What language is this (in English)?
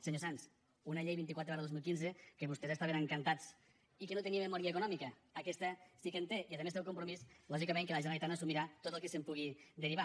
Catalan